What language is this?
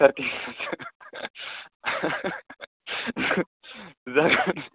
Bodo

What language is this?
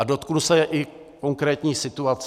Czech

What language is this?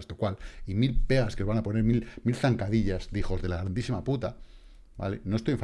Spanish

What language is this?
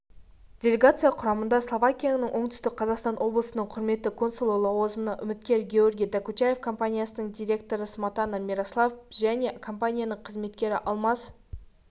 Kazakh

